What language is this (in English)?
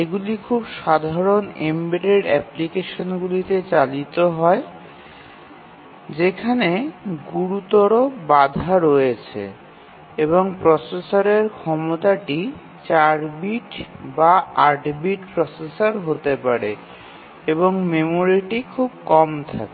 Bangla